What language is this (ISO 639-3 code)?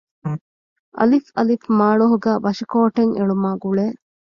div